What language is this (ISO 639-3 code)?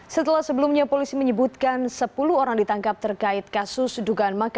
ind